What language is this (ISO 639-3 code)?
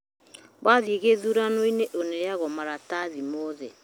kik